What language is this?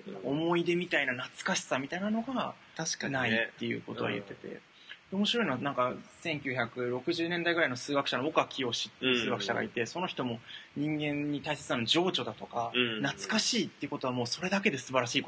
Japanese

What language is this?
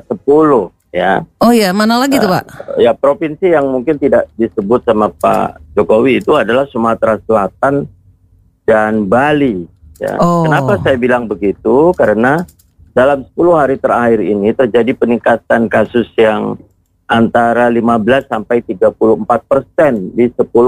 Indonesian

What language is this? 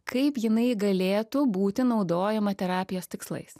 Lithuanian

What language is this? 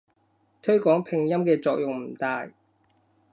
Cantonese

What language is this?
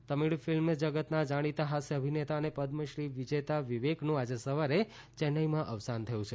Gujarati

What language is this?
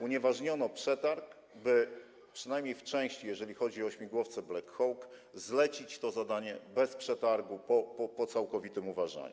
Polish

